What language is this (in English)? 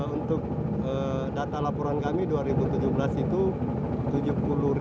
Indonesian